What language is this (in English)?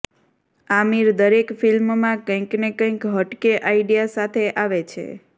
Gujarati